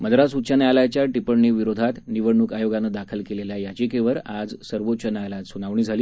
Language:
Marathi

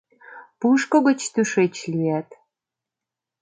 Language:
Mari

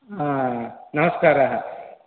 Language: Sanskrit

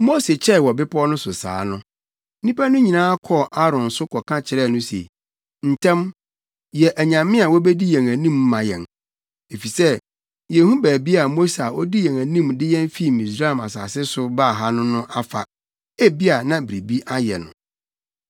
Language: Akan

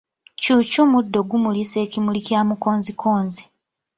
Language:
Ganda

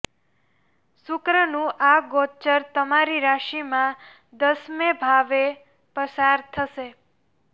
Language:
Gujarati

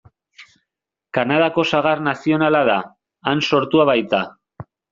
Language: Basque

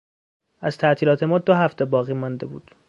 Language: Persian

